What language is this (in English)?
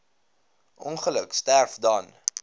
Afrikaans